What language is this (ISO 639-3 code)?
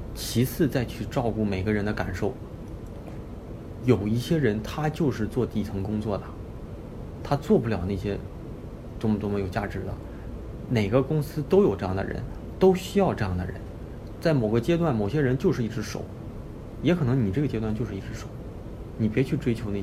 zho